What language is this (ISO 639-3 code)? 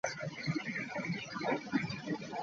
lug